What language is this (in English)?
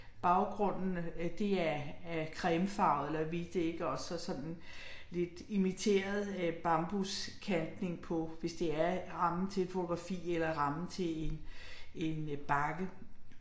Danish